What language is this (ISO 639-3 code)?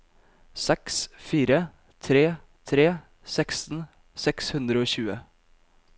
nor